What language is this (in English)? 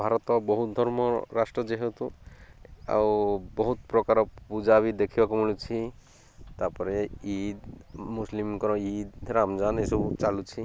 Odia